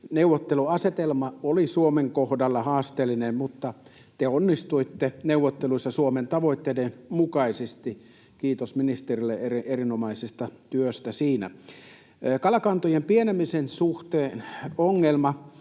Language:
Finnish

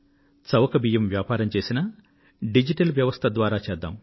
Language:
Telugu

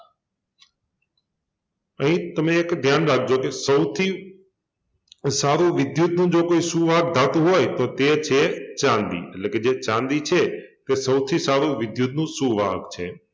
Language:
Gujarati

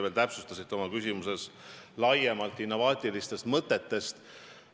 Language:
Estonian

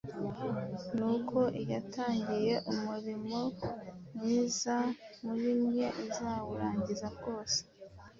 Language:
Kinyarwanda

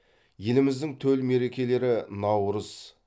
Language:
Kazakh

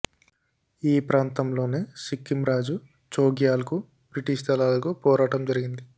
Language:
Telugu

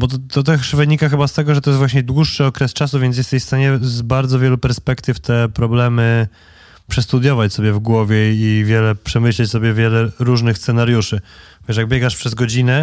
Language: Polish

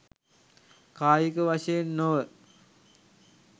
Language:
Sinhala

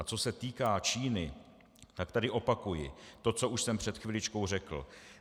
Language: Czech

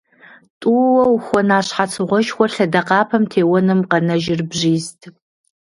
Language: Kabardian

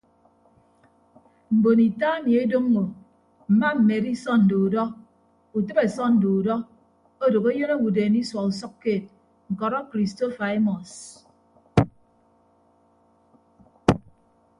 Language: Ibibio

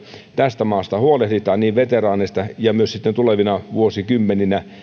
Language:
Finnish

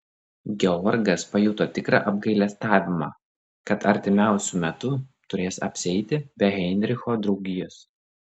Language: Lithuanian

